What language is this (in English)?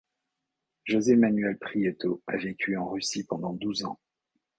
French